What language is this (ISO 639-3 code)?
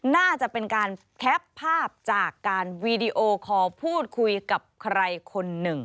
tha